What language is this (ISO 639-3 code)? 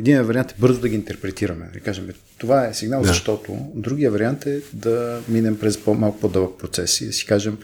bul